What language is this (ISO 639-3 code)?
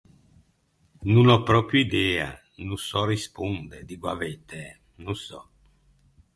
lij